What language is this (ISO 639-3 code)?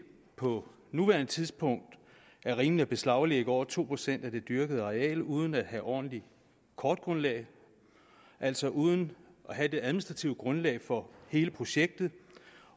dan